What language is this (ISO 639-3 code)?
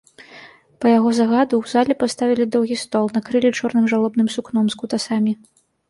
bel